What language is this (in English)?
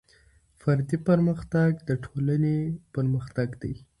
Pashto